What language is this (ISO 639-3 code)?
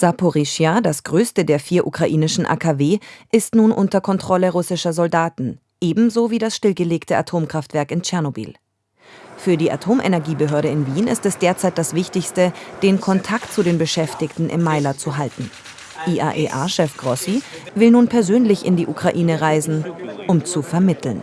deu